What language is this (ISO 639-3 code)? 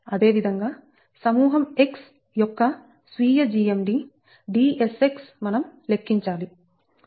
tel